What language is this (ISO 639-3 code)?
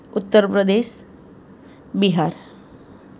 guj